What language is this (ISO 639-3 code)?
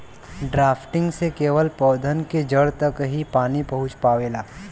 bho